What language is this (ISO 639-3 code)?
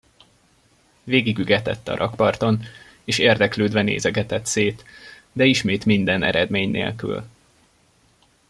hun